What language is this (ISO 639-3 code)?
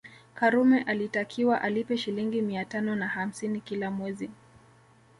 swa